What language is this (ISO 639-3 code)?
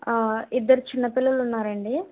tel